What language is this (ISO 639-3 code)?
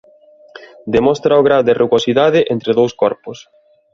glg